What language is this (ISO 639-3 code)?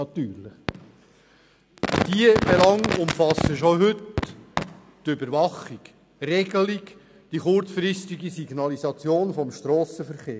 gsw